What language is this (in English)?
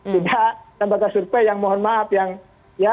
Indonesian